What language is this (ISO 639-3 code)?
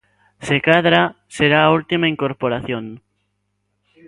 glg